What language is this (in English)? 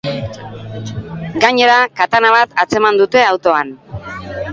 Basque